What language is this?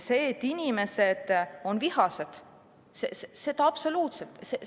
Estonian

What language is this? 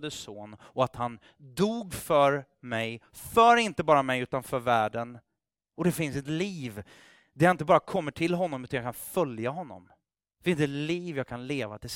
Swedish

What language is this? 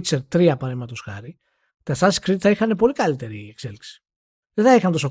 Greek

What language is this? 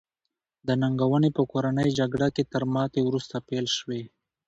Pashto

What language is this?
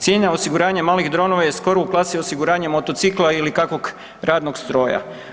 Croatian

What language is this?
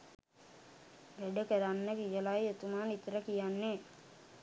Sinhala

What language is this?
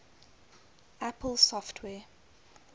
English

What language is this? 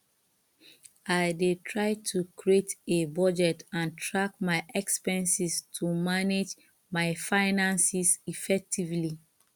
Nigerian Pidgin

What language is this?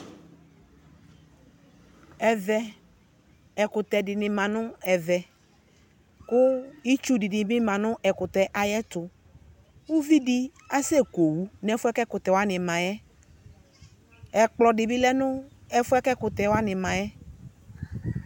Ikposo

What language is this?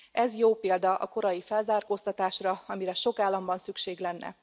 Hungarian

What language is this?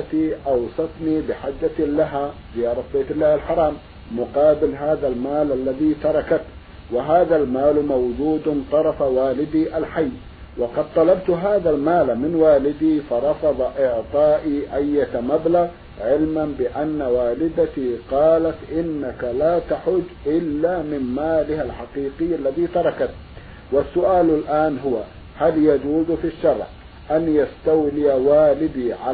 Arabic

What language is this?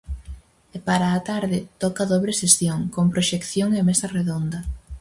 Galician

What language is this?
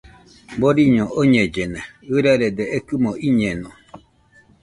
Nüpode Huitoto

